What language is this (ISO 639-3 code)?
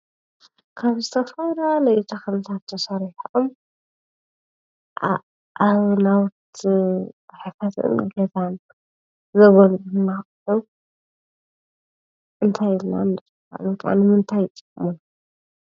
tir